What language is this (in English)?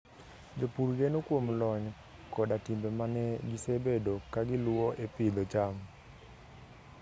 Luo (Kenya and Tanzania)